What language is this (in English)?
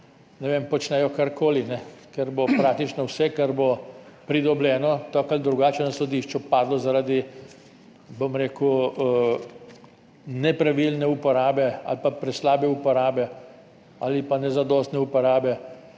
Slovenian